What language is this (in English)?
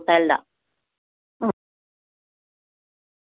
Manipuri